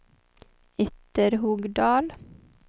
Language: Swedish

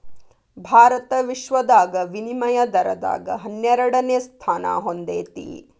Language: Kannada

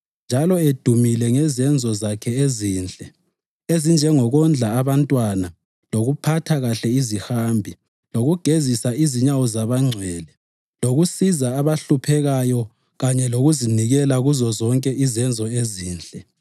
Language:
North Ndebele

